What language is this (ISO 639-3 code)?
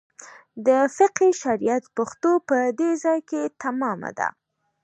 pus